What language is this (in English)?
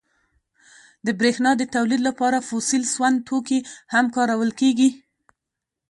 Pashto